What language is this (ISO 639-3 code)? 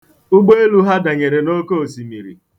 ibo